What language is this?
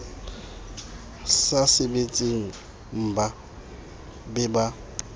Southern Sotho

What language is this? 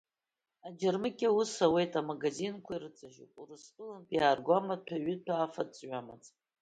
Abkhazian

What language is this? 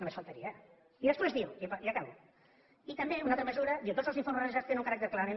Catalan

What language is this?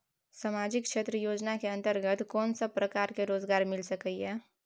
Maithili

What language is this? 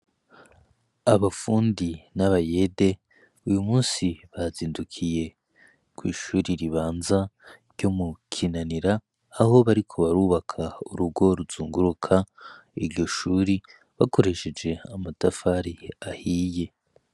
Rundi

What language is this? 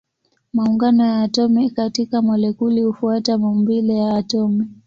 Swahili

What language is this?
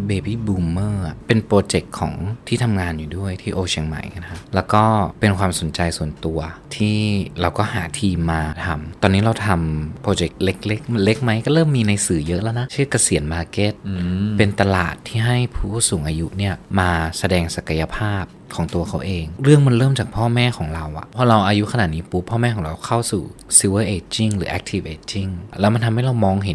Thai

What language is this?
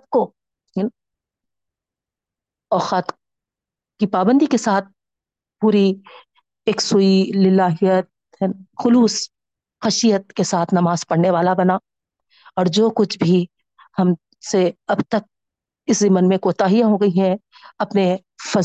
Urdu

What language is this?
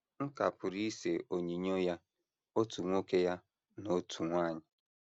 Igbo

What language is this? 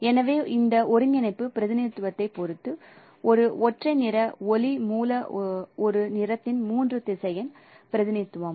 Tamil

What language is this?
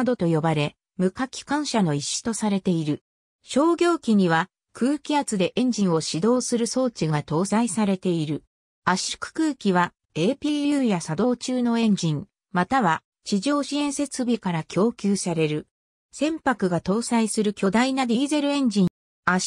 Japanese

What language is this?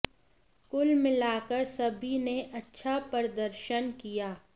Hindi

